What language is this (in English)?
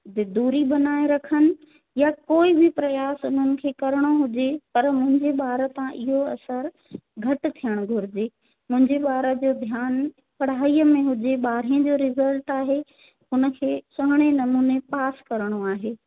Sindhi